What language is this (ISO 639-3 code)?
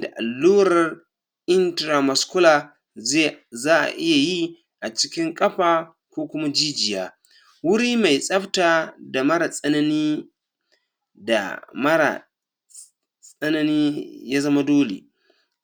hau